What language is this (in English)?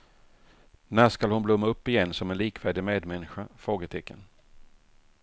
Swedish